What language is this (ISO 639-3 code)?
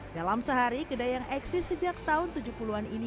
ind